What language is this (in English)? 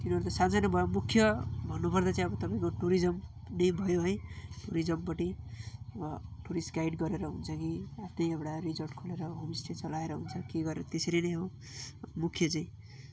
Nepali